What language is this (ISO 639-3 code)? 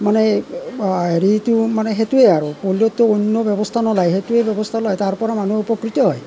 asm